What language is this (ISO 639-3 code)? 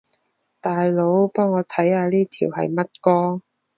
yue